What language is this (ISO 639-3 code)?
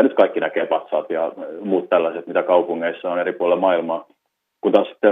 fin